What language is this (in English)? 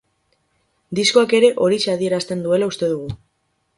Basque